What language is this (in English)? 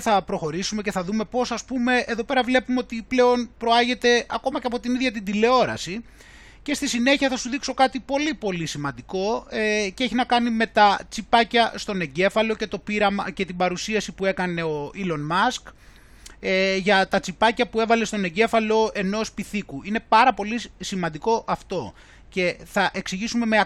Greek